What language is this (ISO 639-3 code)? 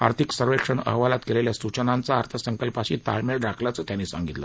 mar